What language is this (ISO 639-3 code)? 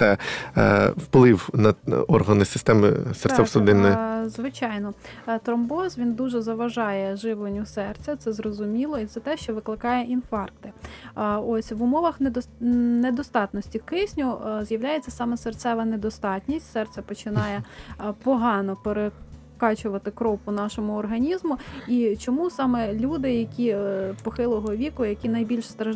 ukr